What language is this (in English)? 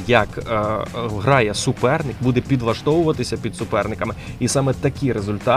Ukrainian